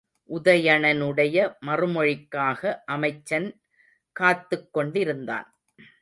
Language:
Tamil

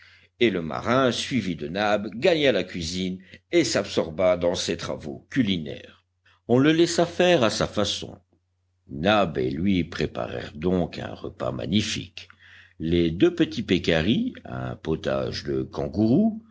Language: French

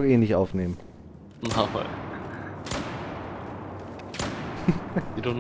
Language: German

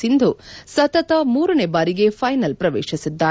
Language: Kannada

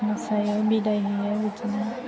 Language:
Bodo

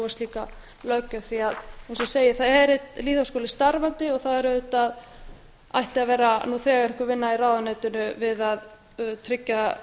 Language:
Icelandic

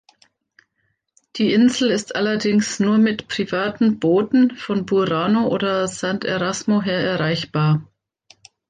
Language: German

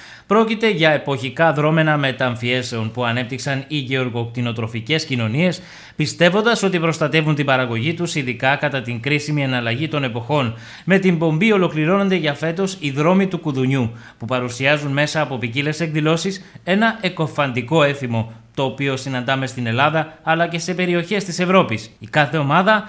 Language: Greek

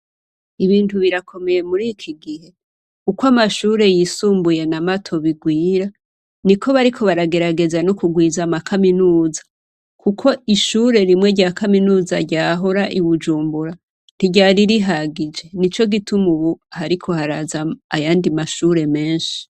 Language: Rundi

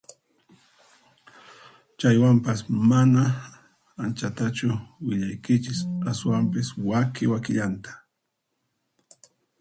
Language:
Puno Quechua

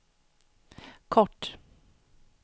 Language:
Swedish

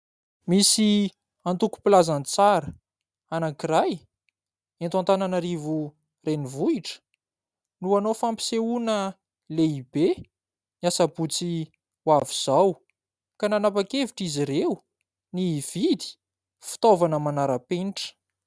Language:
Malagasy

